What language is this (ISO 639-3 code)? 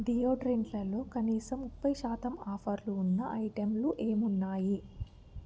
tel